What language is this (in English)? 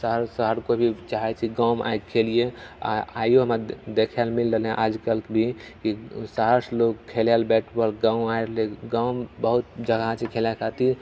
Maithili